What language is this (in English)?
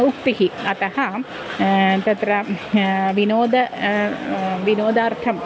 Sanskrit